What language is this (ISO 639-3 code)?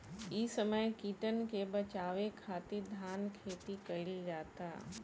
bho